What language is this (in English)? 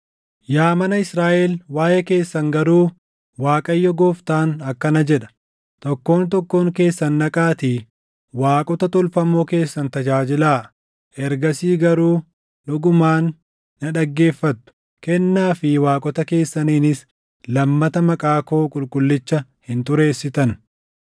Oromo